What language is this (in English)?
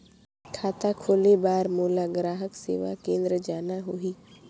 Chhattisgarhi